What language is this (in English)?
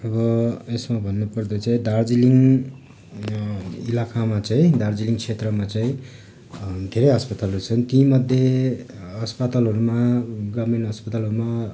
Nepali